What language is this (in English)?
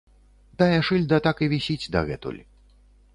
Belarusian